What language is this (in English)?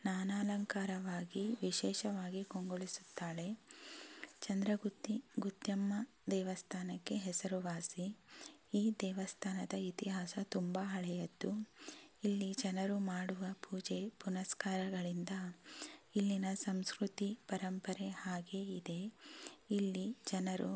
Kannada